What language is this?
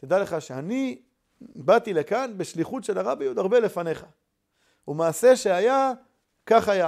Hebrew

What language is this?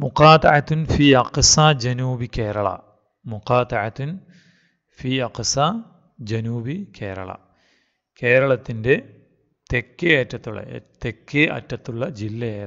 Turkish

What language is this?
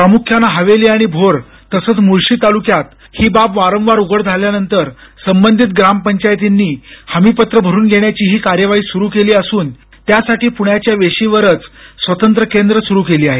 Marathi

